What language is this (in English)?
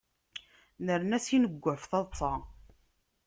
Kabyle